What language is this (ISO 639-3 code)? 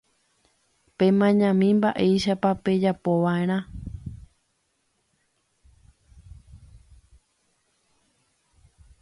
grn